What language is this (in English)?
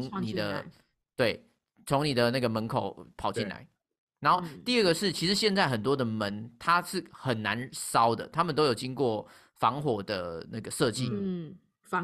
Chinese